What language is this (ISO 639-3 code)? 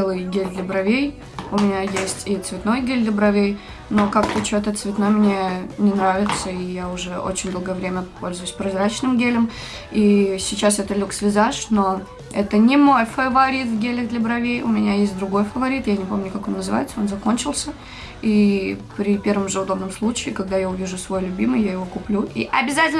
rus